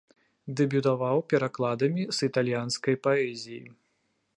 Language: Belarusian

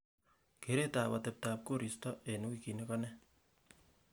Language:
Kalenjin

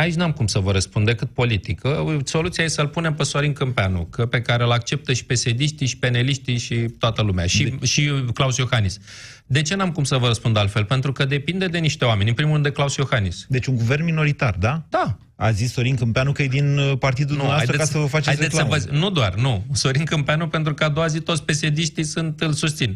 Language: Romanian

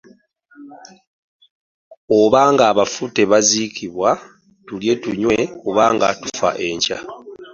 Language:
Ganda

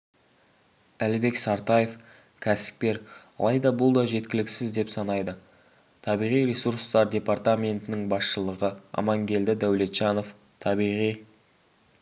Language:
Kazakh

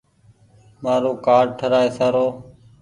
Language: Goaria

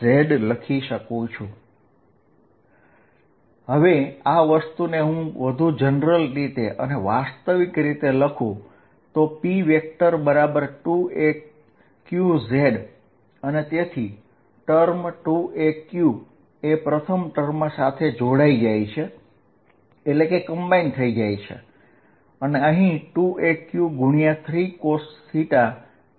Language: Gujarati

